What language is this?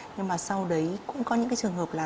Vietnamese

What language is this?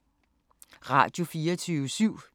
Danish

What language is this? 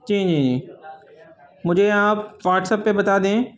Urdu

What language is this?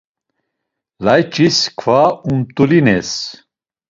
Laz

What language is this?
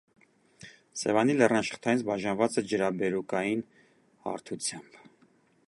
Armenian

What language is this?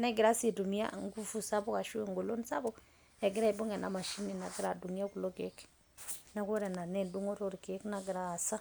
Masai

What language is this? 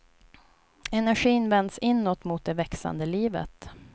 Swedish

